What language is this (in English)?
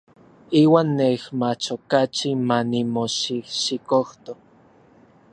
Orizaba Nahuatl